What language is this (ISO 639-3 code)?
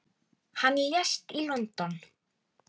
isl